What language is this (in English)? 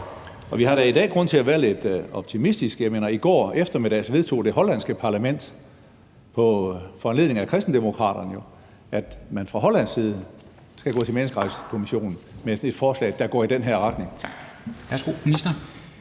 Danish